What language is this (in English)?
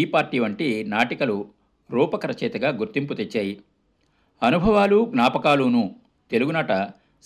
Telugu